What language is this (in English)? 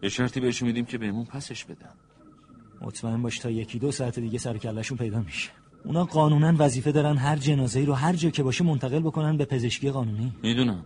Persian